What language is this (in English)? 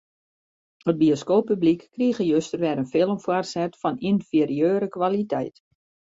Western Frisian